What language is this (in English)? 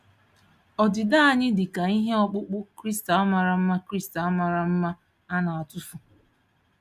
Igbo